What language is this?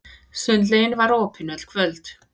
Icelandic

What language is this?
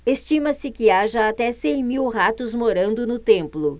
Portuguese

